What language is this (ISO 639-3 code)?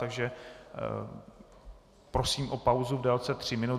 ces